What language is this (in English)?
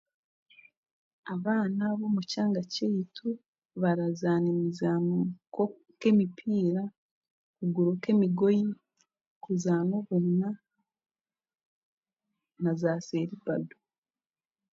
Chiga